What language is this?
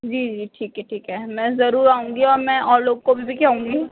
Urdu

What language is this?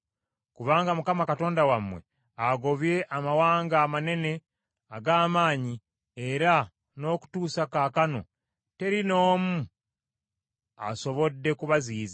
Ganda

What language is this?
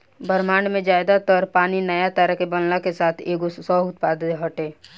Bhojpuri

